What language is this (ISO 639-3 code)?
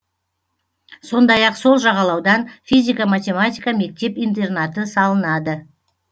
kaz